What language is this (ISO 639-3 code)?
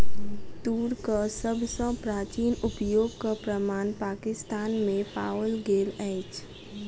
mai